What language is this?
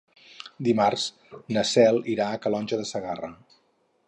Catalan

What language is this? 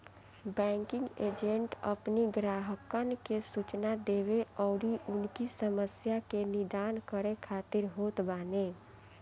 Bhojpuri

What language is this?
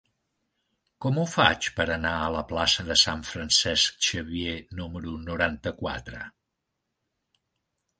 Catalan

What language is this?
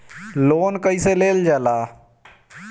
Bhojpuri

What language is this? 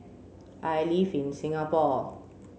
English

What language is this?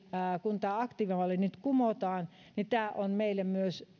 Finnish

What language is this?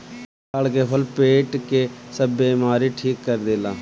Bhojpuri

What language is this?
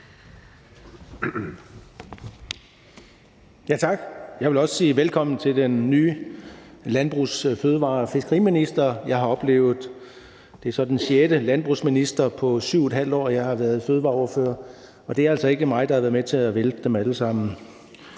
Danish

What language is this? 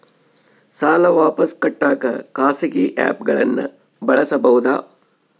Kannada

